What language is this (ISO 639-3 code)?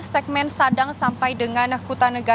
ind